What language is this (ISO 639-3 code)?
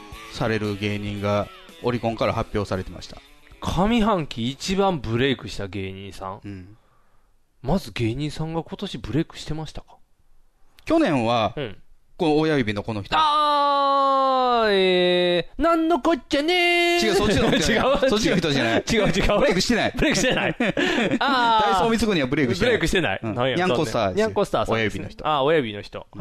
jpn